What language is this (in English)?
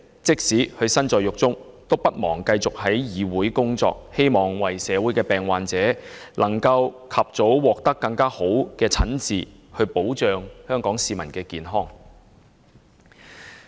Cantonese